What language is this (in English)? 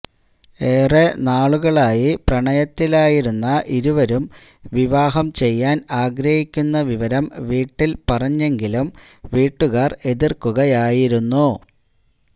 Malayalam